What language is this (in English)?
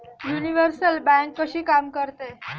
Marathi